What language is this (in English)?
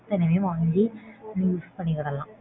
Tamil